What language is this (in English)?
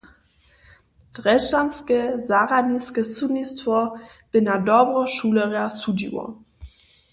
Upper Sorbian